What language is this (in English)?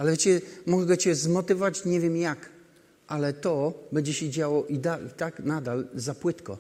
Polish